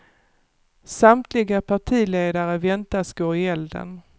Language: Swedish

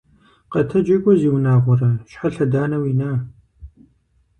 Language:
Kabardian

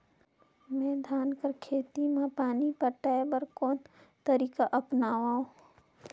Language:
Chhattisgarhi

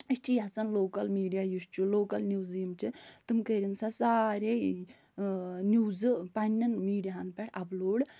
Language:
Kashmiri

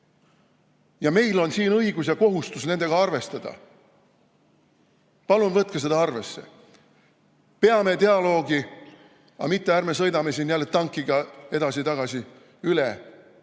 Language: Estonian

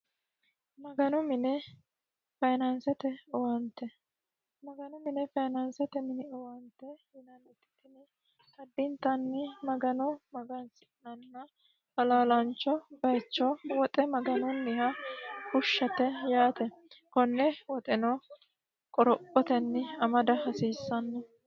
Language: Sidamo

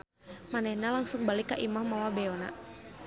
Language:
Sundanese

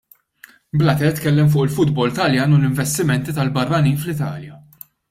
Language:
Maltese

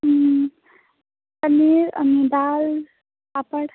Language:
Nepali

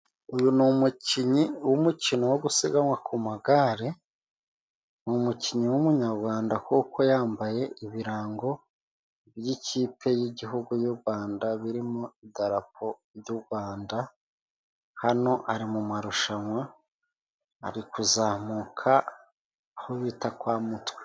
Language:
Kinyarwanda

